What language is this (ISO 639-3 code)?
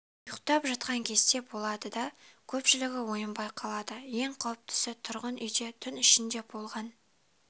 kaz